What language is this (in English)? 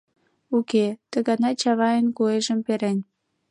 Mari